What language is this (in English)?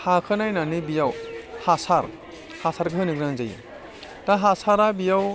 Bodo